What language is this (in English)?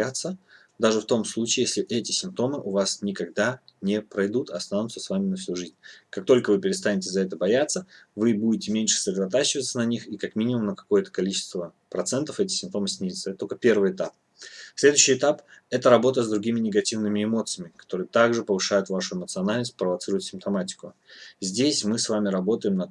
Russian